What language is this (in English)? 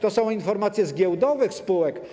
Polish